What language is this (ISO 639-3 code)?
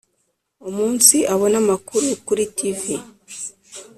kin